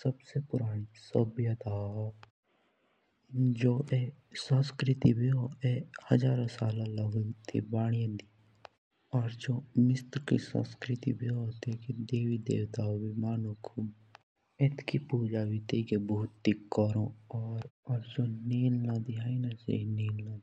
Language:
Jaunsari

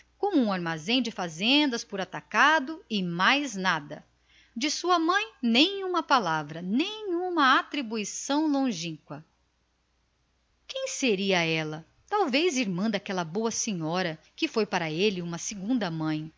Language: Portuguese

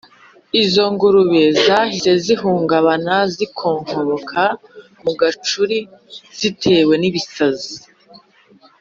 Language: Kinyarwanda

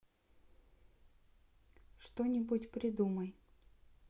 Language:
Russian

